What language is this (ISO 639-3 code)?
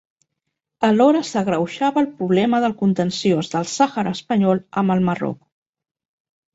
cat